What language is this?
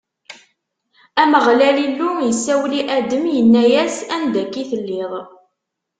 Kabyle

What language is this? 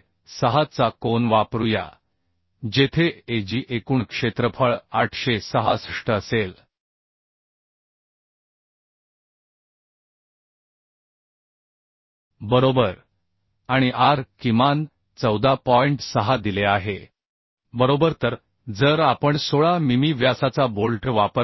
Marathi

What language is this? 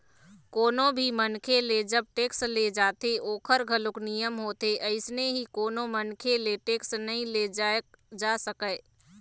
Chhattisgarhi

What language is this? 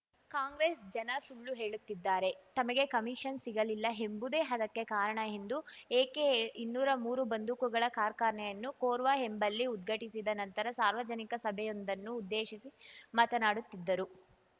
Kannada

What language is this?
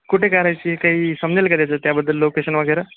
Marathi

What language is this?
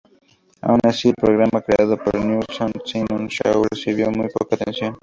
Spanish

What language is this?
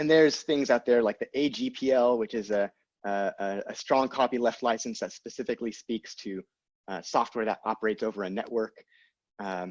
English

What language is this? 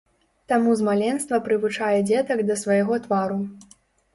Belarusian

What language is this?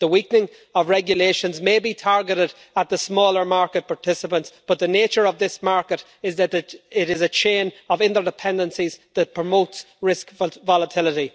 English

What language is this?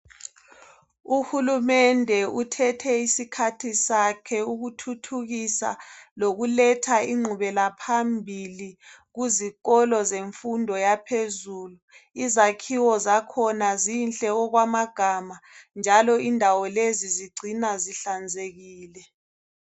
North Ndebele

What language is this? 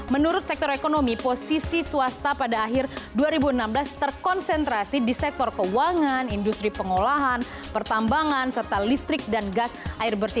Indonesian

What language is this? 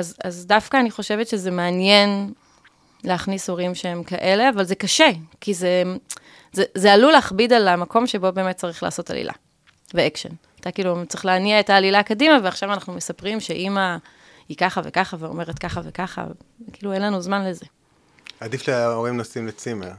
Hebrew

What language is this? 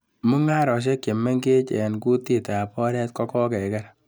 Kalenjin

